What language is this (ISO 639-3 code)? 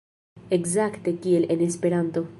epo